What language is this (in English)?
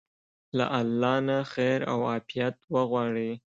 Pashto